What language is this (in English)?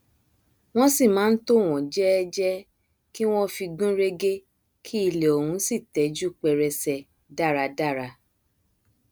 Yoruba